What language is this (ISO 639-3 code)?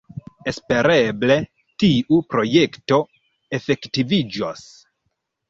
epo